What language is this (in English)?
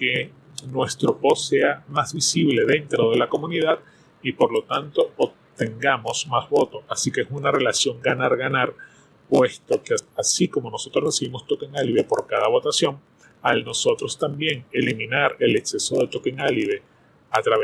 Spanish